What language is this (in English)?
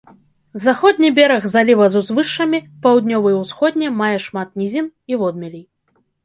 Belarusian